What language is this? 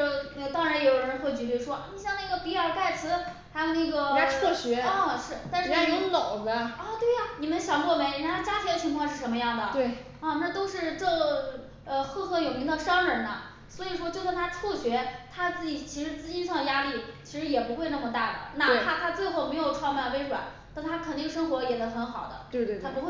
Chinese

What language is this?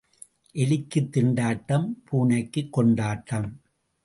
Tamil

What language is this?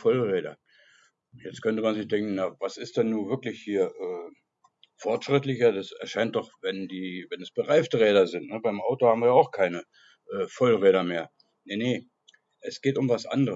German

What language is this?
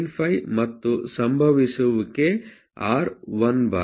Kannada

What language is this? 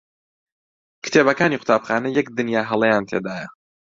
Central Kurdish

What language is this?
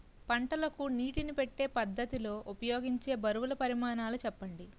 Telugu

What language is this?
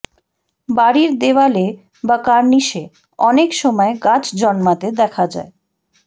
Bangla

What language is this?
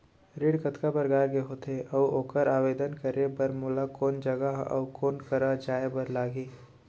Chhattisgarhi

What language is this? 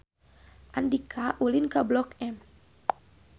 Sundanese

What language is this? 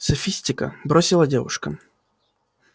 Russian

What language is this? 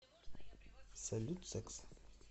Russian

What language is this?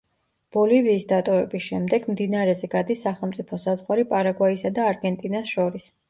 Georgian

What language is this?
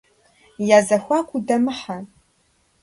Kabardian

